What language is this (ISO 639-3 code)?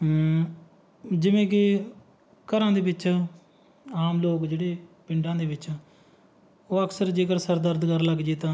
pan